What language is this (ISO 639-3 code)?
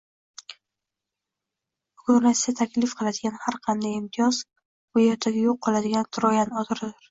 uzb